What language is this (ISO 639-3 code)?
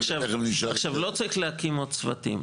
heb